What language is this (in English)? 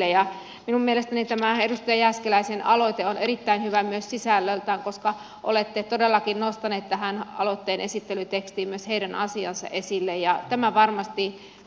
Finnish